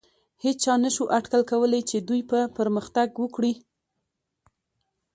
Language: Pashto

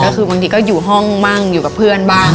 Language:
Thai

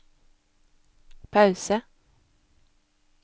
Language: Norwegian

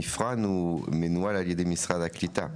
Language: Hebrew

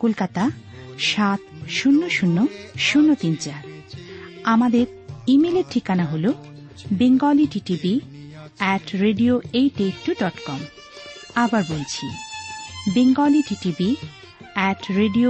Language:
Bangla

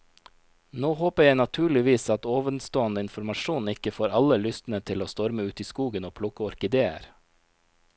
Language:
Norwegian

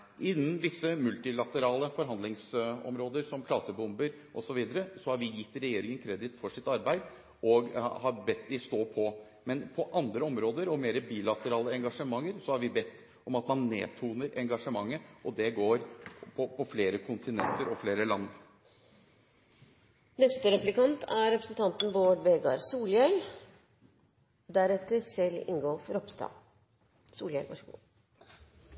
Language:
Norwegian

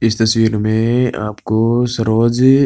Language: Hindi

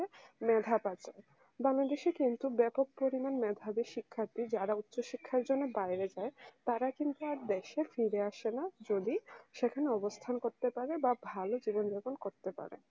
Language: Bangla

